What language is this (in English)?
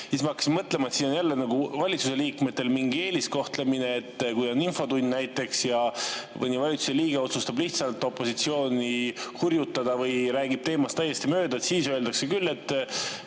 Estonian